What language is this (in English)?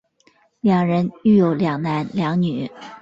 Chinese